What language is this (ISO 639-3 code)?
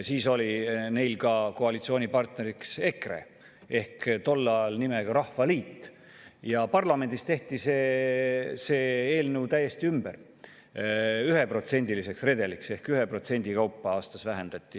est